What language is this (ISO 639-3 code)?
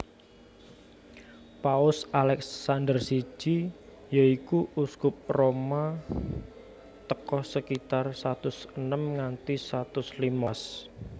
jav